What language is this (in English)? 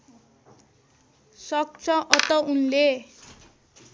Nepali